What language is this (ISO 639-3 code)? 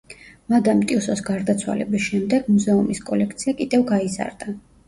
kat